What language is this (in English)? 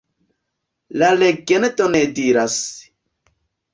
Esperanto